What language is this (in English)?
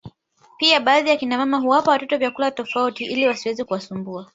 Swahili